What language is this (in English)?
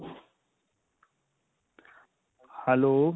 Punjabi